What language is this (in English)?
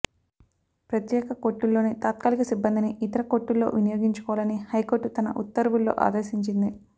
Telugu